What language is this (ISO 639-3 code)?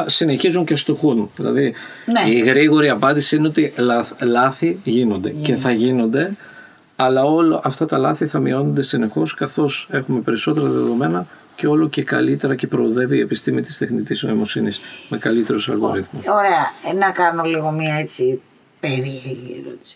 ell